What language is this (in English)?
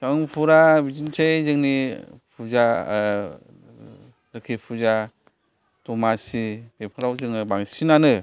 Bodo